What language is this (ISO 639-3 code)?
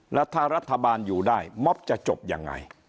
tha